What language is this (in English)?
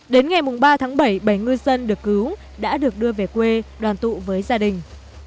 Vietnamese